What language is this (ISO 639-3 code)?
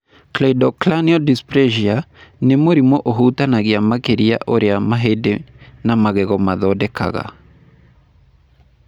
kik